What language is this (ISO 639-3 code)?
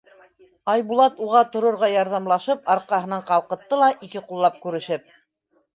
bak